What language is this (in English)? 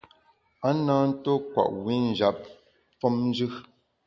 Bamun